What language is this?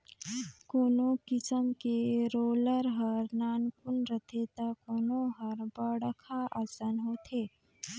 Chhattisgarhi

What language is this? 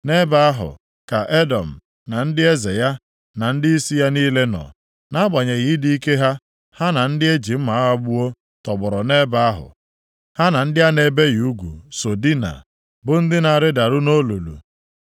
Igbo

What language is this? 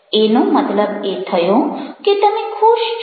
Gujarati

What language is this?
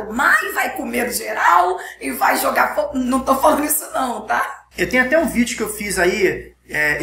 Portuguese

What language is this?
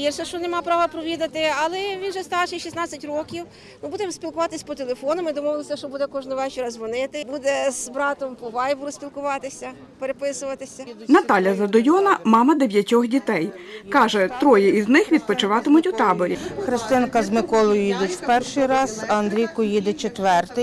Ukrainian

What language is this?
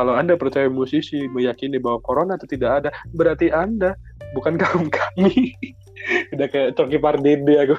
Indonesian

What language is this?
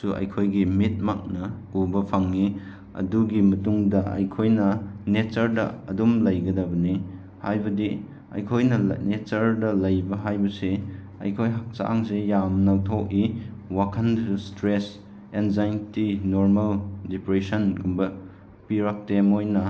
Manipuri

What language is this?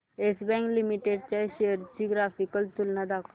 Marathi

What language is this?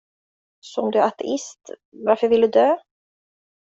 Swedish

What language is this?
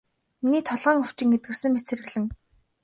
Mongolian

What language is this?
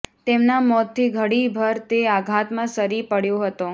Gujarati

